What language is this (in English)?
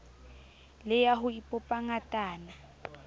Southern Sotho